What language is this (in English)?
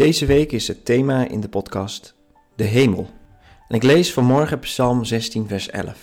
Dutch